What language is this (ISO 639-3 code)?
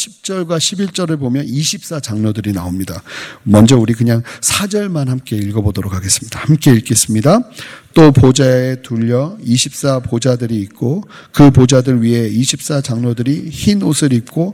kor